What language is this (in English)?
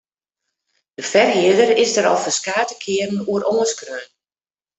Western Frisian